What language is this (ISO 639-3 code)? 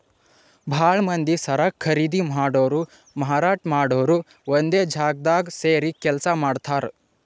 kan